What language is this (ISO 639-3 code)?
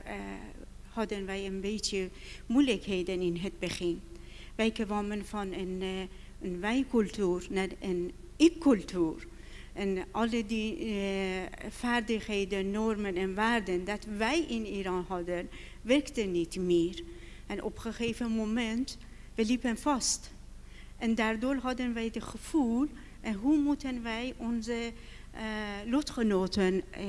nld